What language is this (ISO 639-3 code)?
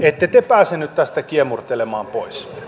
fin